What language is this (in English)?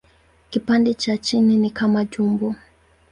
Swahili